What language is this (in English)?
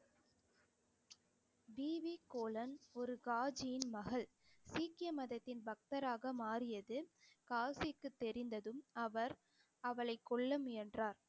Tamil